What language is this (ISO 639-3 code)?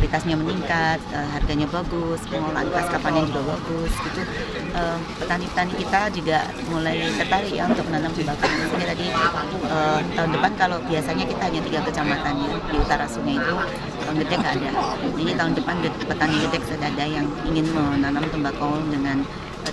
ind